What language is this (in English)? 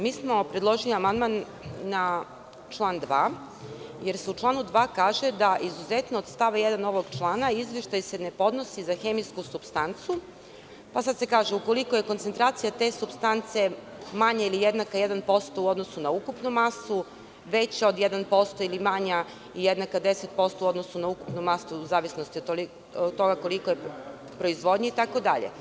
Serbian